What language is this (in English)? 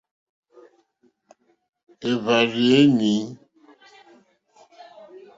Mokpwe